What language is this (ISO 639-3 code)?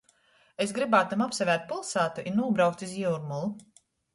ltg